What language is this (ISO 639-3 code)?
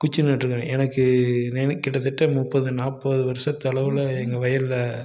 tam